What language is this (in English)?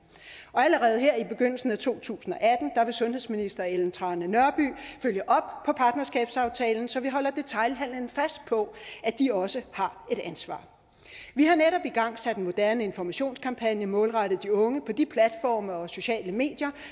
Danish